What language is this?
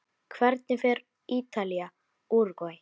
Icelandic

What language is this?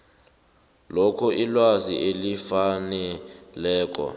South Ndebele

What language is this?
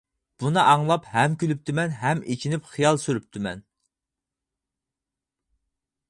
Uyghur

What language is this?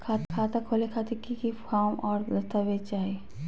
Magahi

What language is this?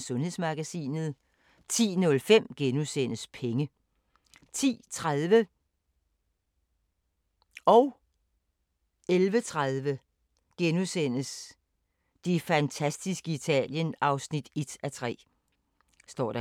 Danish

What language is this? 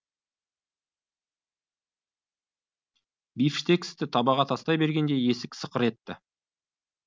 Kazakh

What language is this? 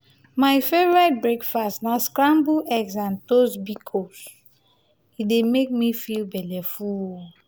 Nigerian Pidgin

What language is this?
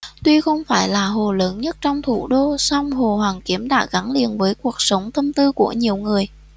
Vietnamese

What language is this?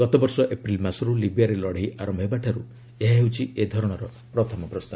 Odia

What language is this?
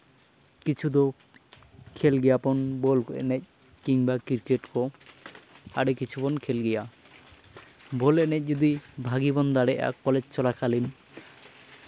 Santali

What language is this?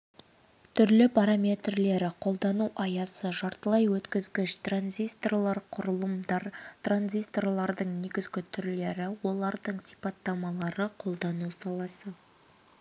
Kazakh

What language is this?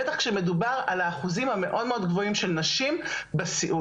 Hebrew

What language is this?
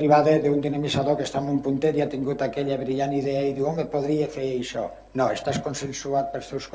Catalan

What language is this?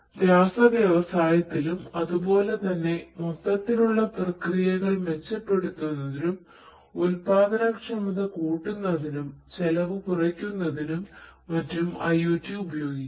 Malayalam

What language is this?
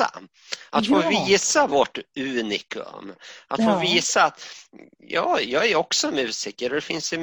Swedish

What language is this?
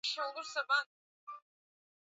Swahili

